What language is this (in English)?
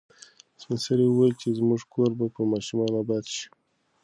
Pashto